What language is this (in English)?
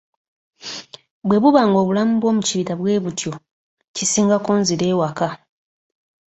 Ganda